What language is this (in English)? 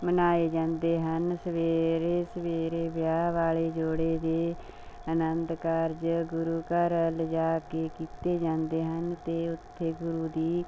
Punjabi